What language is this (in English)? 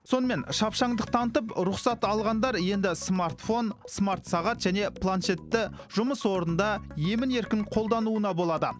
Kazakh